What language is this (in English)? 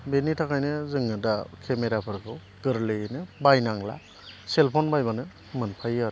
Bodo